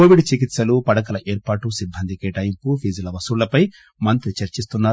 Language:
Telugu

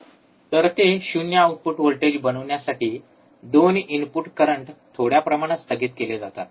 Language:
Marathi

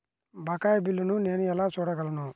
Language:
Telugu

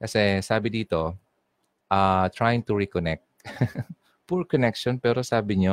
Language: Filipino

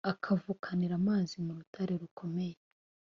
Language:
Kinyarwanda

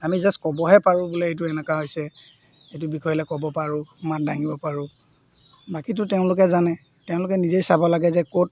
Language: Assamese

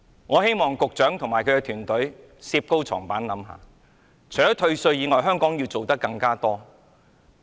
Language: Cantonese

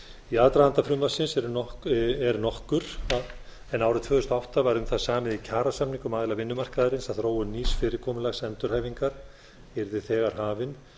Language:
Icelandic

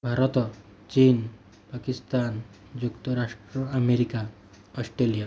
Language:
Odia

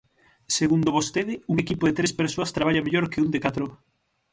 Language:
Galician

